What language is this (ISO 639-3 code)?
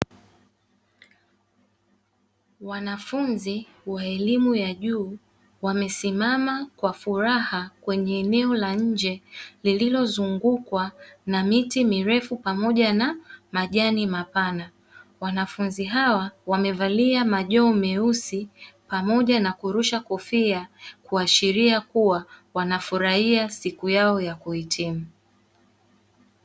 swa